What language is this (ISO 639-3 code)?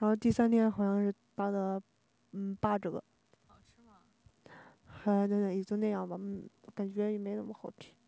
zho